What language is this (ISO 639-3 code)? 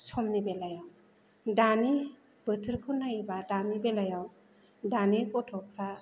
brx